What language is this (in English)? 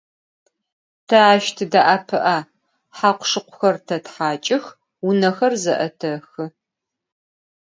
Adyghe